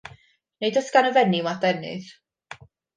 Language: Welsh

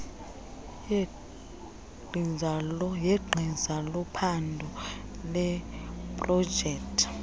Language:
Xhosa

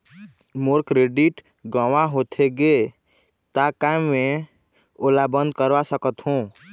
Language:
Chhattisgarhi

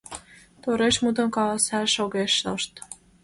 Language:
Mari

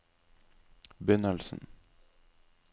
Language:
Norwegian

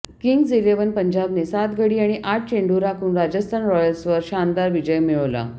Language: Marathi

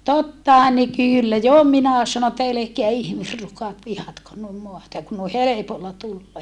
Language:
Finnish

